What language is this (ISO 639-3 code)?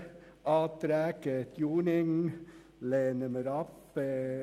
gsw